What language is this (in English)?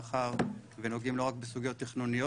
Hebrew